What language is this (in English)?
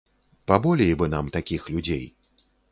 Belarusian